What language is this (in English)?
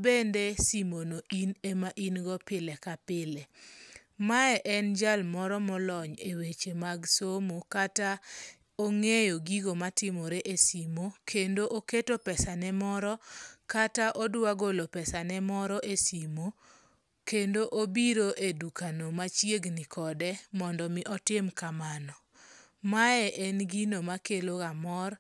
Luo (Kenya and Tanzania)